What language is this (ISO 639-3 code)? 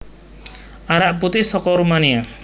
jav